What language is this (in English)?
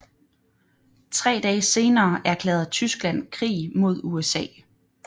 Danish